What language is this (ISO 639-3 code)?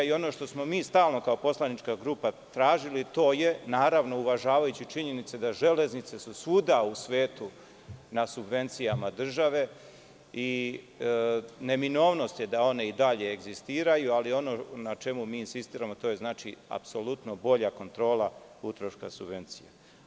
srp